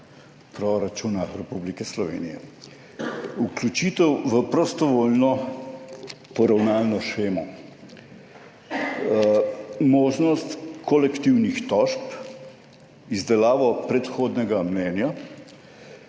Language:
Slovenian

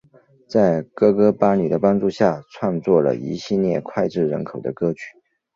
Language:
Chinese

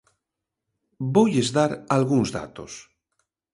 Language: Galician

